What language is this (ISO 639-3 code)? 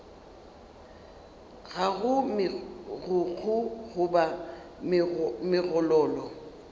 nso